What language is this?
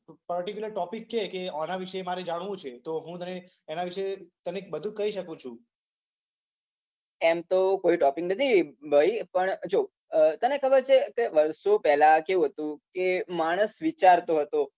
Gujarati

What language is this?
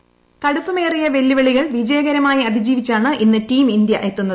Malayalam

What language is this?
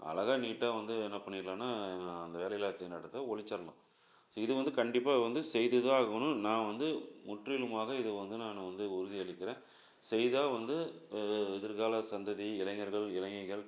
Tamil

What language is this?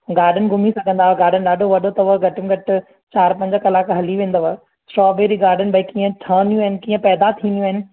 Sindhi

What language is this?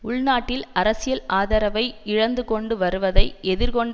Tamil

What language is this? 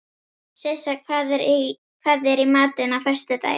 Icelandic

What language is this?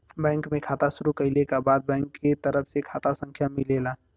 Bhojpuri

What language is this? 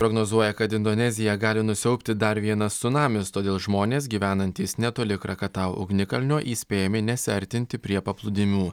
Lithuanian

